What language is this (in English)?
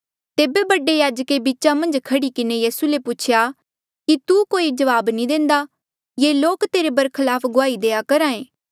Mandeali